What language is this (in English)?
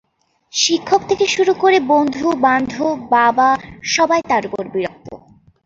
Bangla